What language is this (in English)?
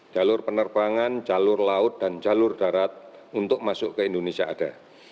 Indonesian